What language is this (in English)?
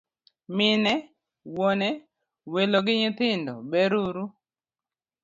Luo (Kenya and Tanzania)